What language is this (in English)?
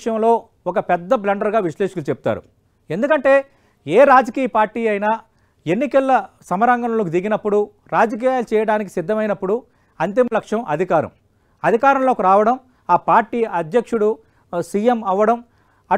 Telugu